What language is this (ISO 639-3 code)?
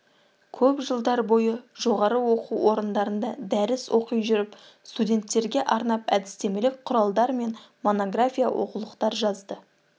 kaz